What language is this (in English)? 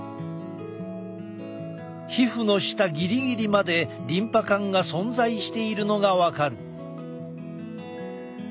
Japanese